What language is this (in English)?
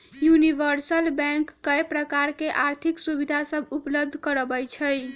Magahi